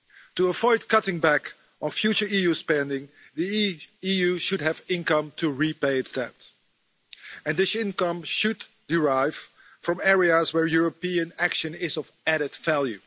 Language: English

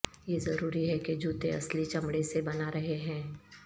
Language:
Urdu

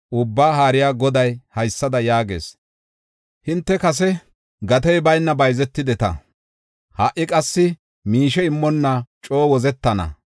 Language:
Gofa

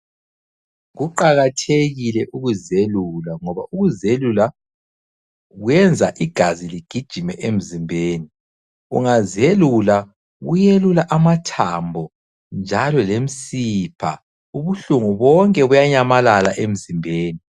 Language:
North Ndebele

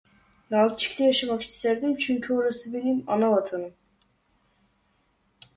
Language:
Turkish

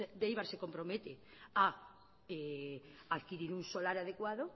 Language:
Spanish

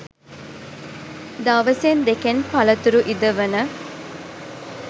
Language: Sinhala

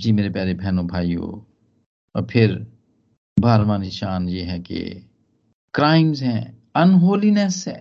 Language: Hindi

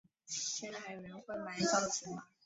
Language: Chinese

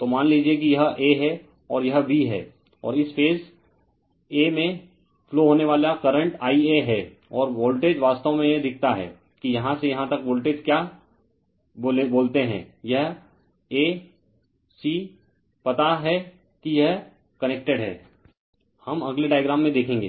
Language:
Hindi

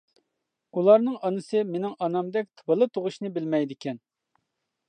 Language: Uyghur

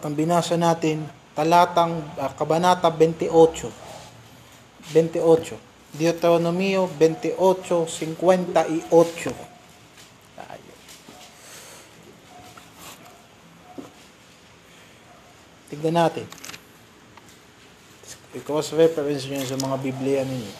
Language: Filipino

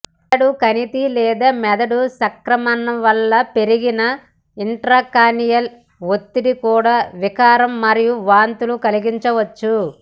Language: Telugu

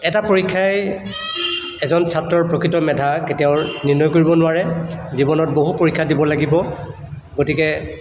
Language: Assamese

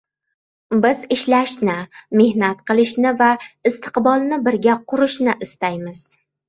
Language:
Uzbek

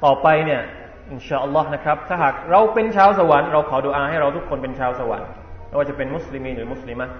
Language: Thai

